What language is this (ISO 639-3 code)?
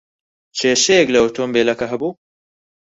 ckb